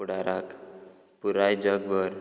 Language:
Konkani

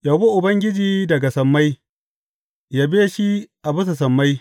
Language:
Hausa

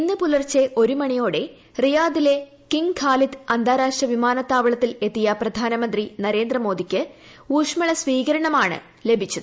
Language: Malayalam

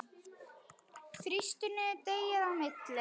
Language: Icelandic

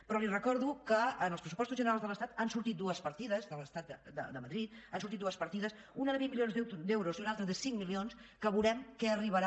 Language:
Catalan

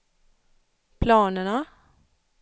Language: Swedish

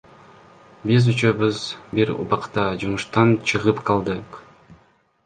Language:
Kyrgyz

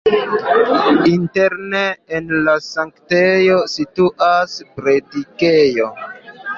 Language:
Esperanto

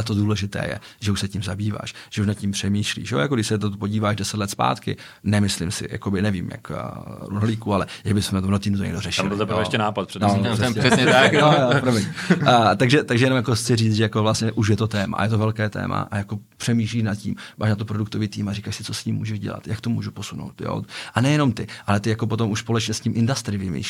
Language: Czech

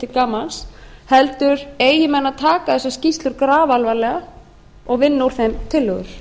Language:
Icelandic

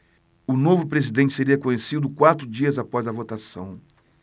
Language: Portuguese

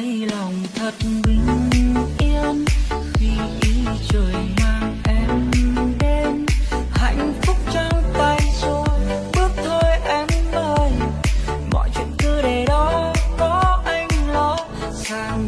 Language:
Vietnamese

